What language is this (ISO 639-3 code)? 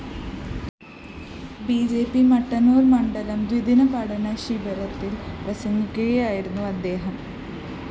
mal